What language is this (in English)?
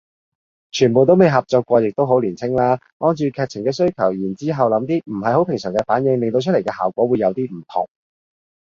Cantonese